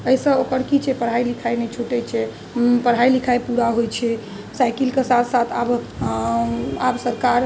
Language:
Maithili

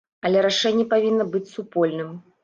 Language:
Belarusian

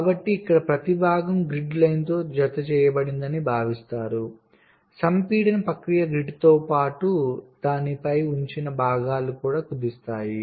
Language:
Telugu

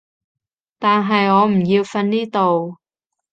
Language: Cantonese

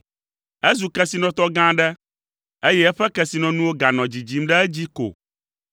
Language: Ewe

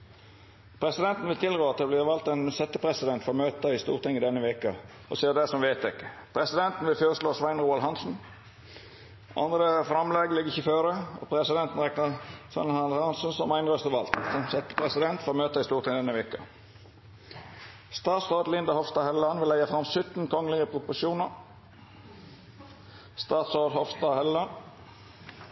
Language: Norwegian Nynorsk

